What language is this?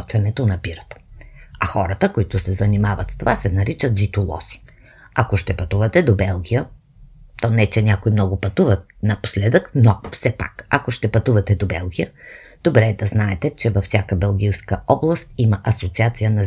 Bulgarian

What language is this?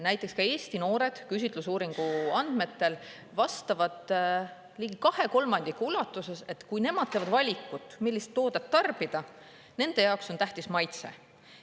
Estonian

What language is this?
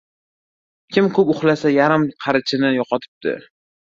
Uzbek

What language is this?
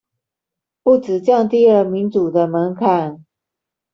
Chinese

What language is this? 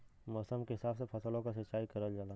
Bhojpuri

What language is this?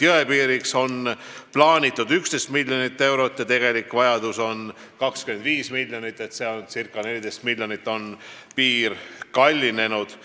Estonian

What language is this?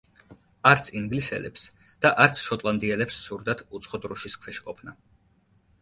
Georgian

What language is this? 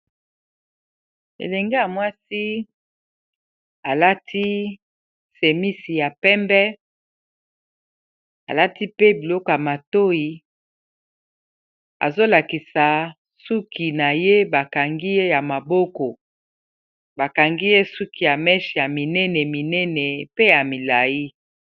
Lingala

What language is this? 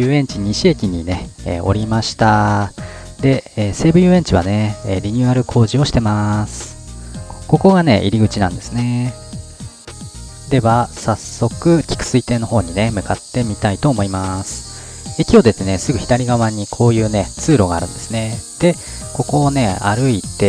Japanese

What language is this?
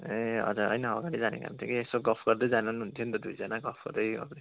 Nepali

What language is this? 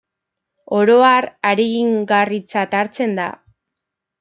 Basque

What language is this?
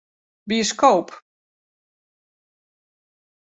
Western Frisian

